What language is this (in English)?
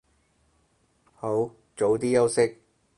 Cantonese